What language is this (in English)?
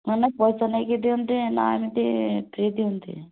Odia